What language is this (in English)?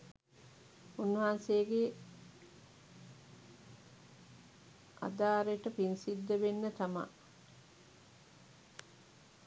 Sinhala